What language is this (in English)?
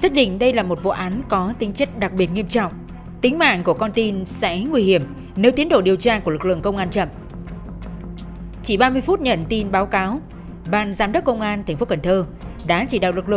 Vietnamese